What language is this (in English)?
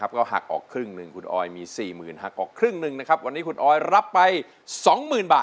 Thai